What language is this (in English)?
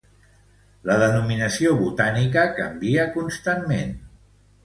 Catalan